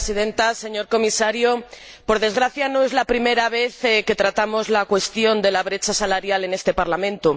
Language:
Spanish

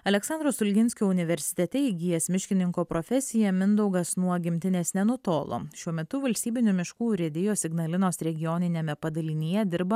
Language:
Lithuanian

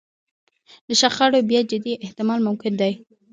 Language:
Pashto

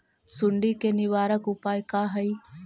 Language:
Magahi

